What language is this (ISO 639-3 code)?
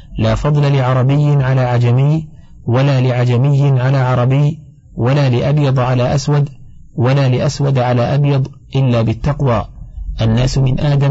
ara